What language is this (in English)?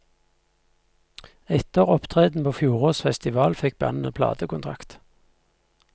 Norwegian